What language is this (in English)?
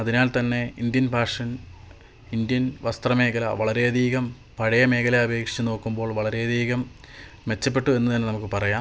Malayalam